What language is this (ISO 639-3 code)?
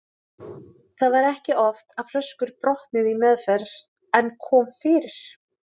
isl